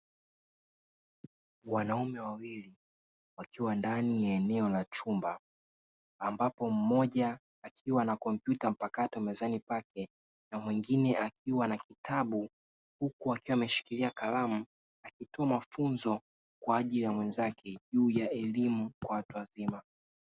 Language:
Swahili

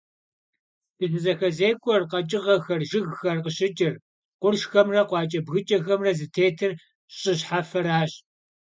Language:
Kabardian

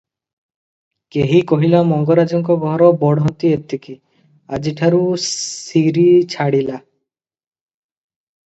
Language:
Odia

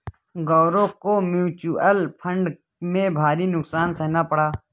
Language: Hindi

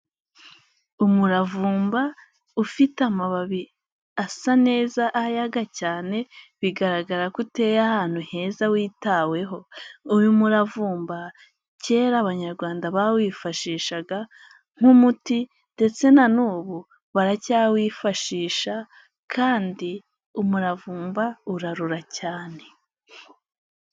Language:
Kinyarwanda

